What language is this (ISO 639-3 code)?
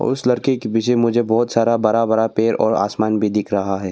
hin